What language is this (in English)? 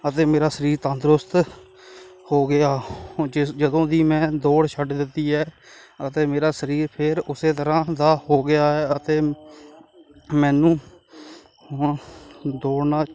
Punjabi